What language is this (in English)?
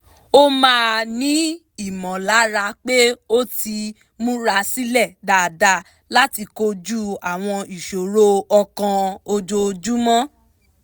Yoruba